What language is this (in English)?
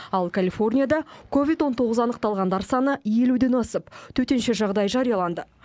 Kazakh